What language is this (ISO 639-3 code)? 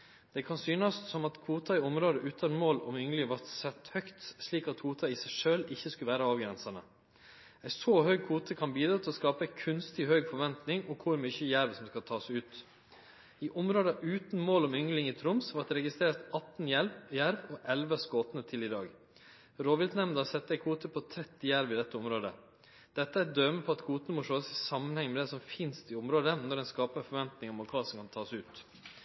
nno